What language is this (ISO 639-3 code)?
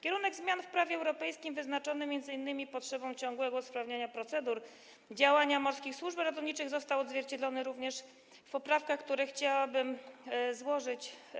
pol